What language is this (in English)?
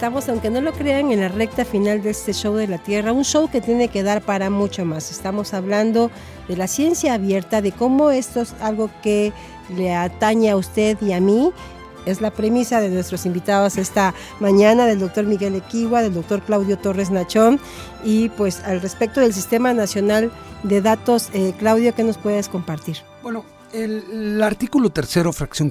Spanish